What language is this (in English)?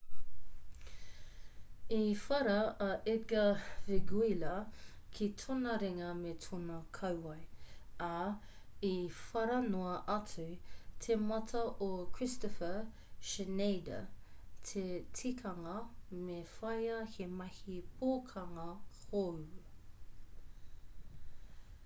Māori